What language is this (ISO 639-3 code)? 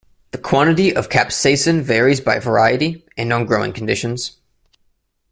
eng